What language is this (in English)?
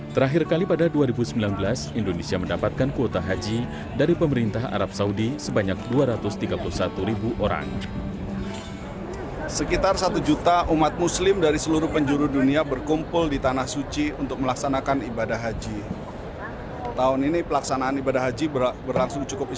Indonesian